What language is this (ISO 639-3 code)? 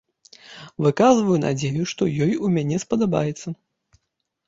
bel